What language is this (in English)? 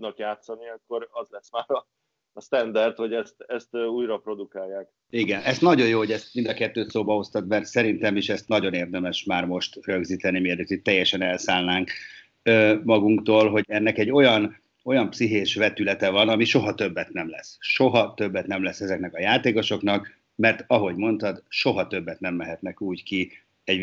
Hungarian